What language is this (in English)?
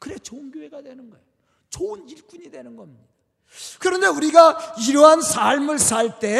Korean